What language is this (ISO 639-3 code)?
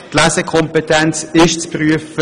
gsw